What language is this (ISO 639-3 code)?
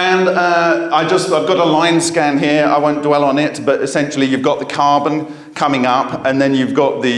eng